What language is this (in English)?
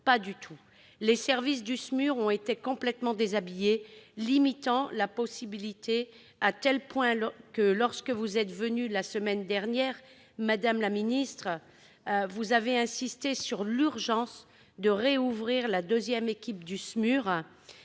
French